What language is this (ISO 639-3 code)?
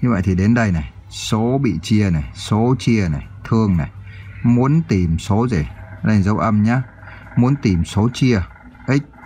vie